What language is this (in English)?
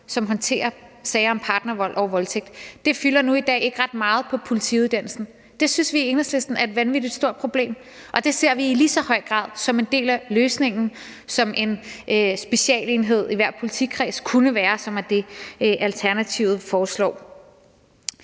Danish